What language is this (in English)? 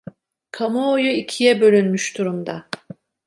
Turkish